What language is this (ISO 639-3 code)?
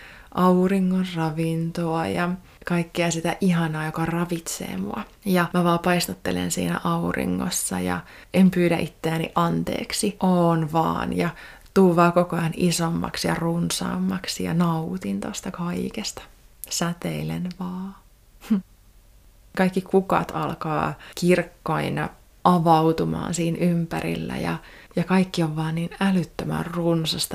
fin